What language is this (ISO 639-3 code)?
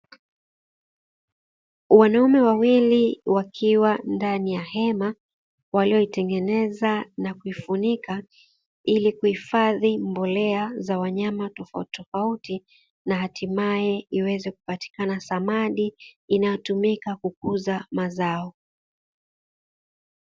swa